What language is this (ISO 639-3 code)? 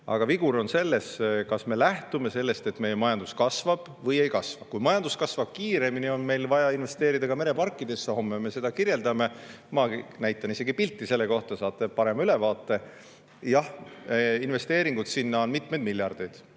est